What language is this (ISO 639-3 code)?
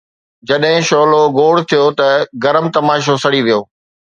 snd